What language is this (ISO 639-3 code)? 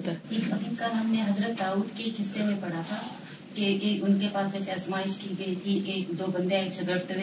urd